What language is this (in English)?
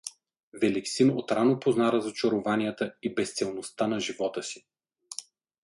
Bulgarian